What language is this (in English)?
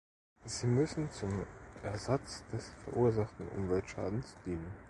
German